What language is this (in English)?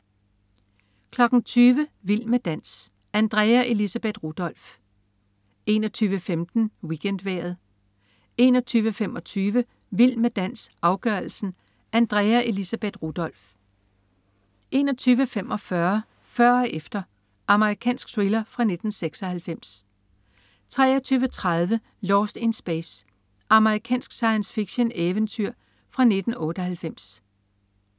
Danish